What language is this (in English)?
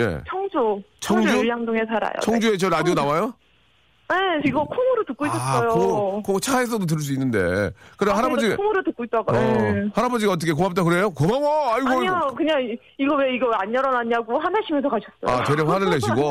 Korean